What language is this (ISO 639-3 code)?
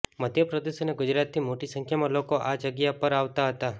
guj